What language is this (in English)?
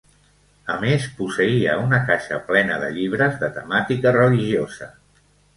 Catalan